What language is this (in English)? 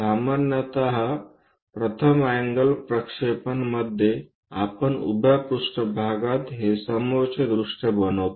Marathi